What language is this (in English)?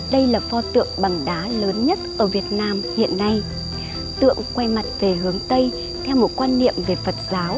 Vietnamese